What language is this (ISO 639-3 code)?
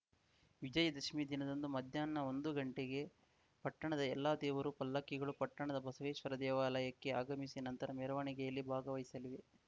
kan